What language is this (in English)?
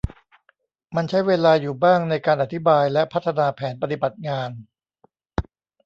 Thai